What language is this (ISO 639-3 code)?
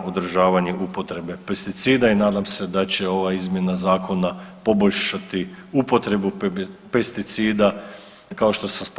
hrv